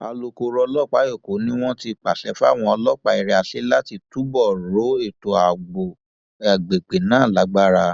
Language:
Yoruba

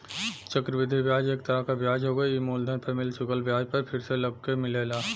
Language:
Bhojpuri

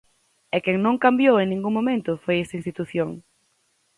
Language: Galician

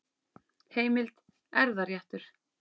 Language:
Icelandic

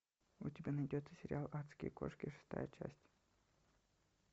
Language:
Russian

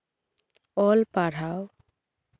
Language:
Santali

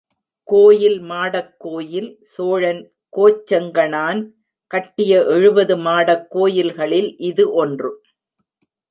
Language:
Tamil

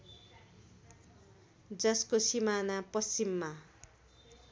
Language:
Nepali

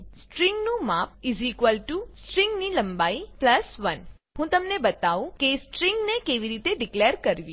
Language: Gujarati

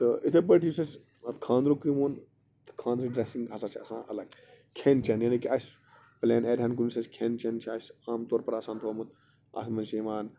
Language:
Kashmiri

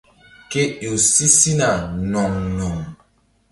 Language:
Mbum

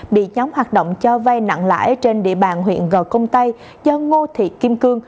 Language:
Vietnamese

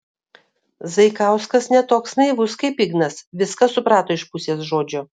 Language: Lithuanian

